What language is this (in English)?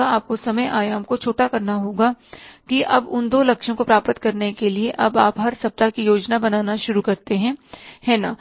Hindi